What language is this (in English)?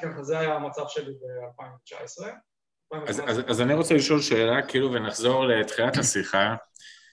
Hebrew